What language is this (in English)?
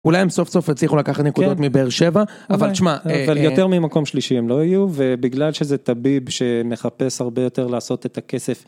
Hebrew